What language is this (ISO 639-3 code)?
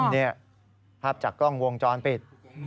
tha